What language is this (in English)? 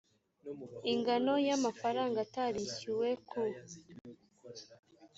Kinyarwanda